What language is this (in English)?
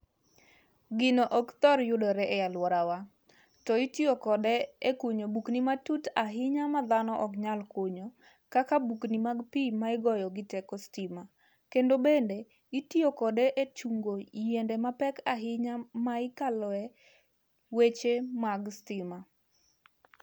Luo (Kenya and Tanzania)